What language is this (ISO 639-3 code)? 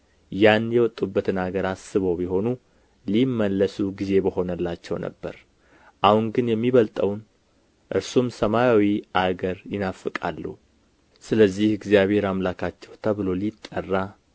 amh